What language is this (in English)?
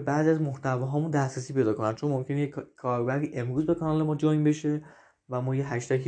Persian